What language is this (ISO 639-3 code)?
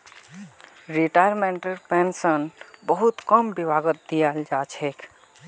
mag